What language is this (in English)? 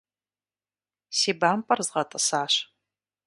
Kabardian